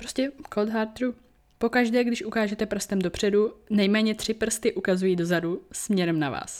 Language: Czech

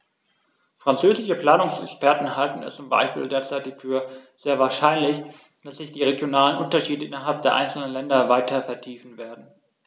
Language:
German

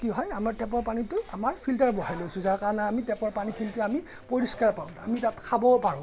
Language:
Assamese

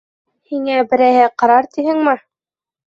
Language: Bashkir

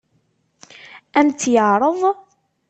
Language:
Kabyle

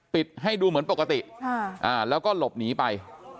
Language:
Thai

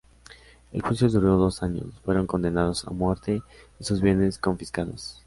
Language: Spanish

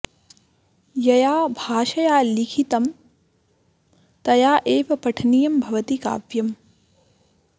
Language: Sanskrit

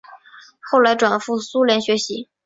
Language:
Chinese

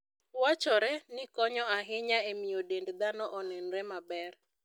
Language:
Luo (Kenya and Tanzania)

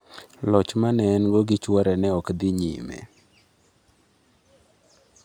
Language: Luo (Kenya and Tanzania)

